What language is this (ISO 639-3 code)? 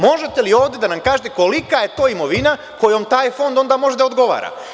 srp